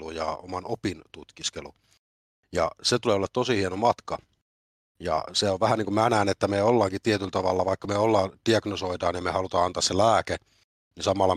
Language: Finnish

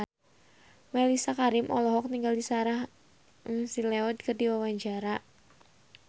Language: Sundanese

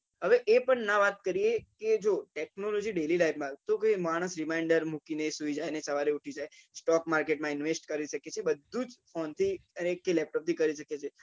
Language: Gujarati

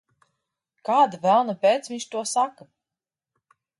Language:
Latvian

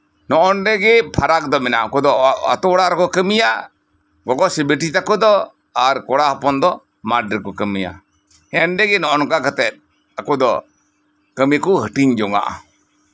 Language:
Santali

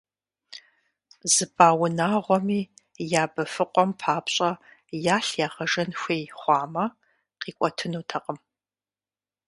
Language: Kabardian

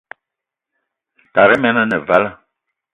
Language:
Eton (Cameroon)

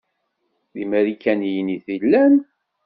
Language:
Kabyle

